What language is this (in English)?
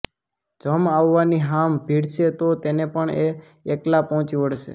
Gujarati